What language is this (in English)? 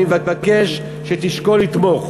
Hebrew